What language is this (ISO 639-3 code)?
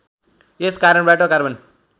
nep